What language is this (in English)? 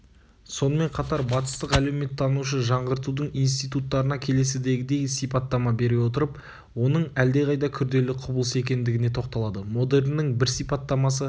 Kazakh